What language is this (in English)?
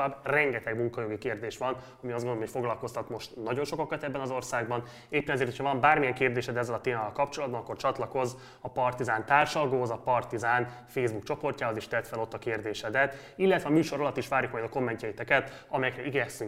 Hungarian